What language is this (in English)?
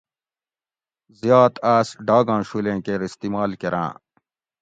Gawri